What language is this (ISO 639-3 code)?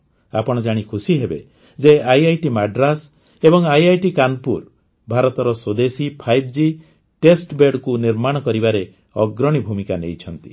ori